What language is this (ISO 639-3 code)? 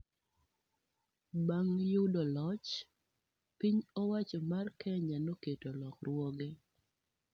luo